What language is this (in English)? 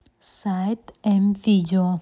Russian